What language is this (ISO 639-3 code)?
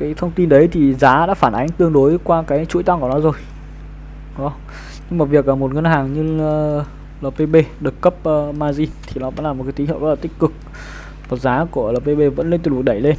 vie